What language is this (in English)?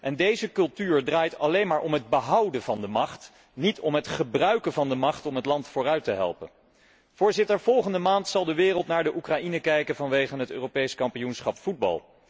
Dutch